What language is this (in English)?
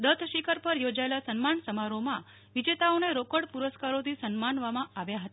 Gujarati